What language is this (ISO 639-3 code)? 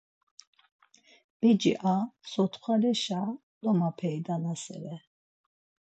lzz